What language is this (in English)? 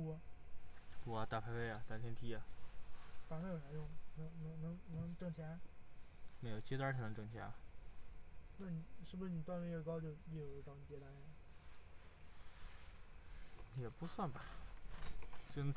Chinese